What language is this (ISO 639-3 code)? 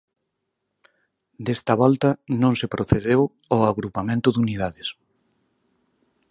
glg